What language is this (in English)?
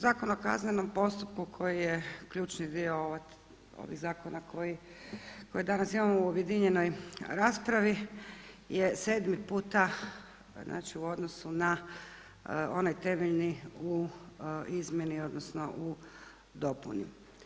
Croatian